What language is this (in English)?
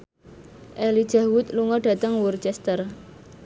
Javanese